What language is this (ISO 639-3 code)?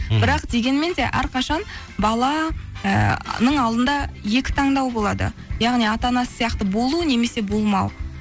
kaz